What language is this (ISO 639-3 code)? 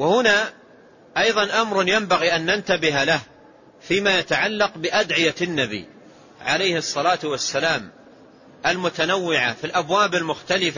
ara